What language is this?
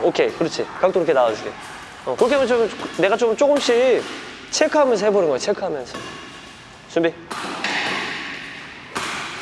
Korean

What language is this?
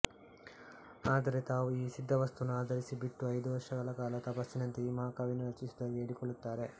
Kannada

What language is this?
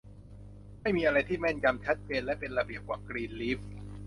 Thai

